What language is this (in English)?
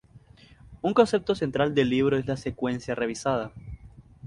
Spanish